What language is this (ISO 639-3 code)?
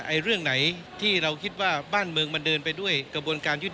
tha